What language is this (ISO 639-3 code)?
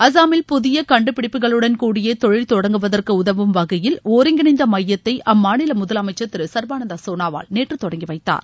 tam